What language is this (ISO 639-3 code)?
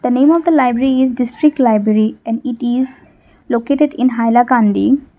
eng